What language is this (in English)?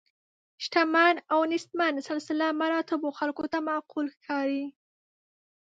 Pashto